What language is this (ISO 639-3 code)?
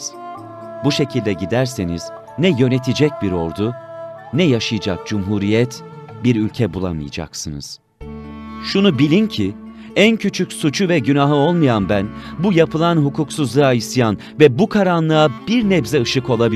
tur